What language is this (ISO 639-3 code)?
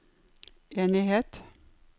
nor